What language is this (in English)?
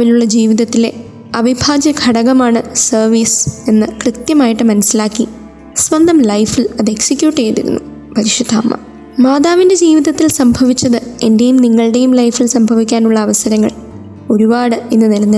Malayalam